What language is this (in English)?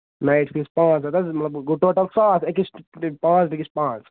Kashmiri